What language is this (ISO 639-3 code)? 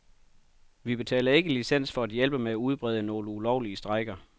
dan